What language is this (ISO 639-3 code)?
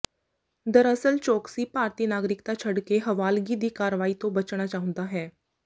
pan